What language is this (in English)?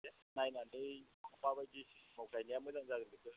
Bodo